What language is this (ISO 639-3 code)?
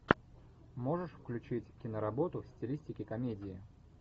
rus